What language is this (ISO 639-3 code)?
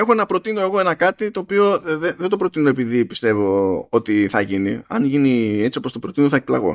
ell